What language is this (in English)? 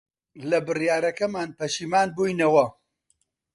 Central Kurdish